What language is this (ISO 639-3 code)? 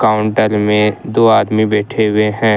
hin